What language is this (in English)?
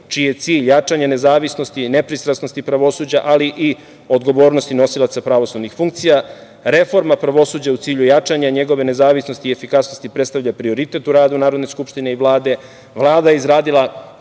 Serbian